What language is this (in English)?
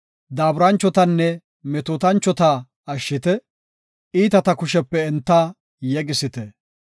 Gofa